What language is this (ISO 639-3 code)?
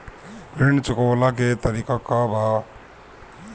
bho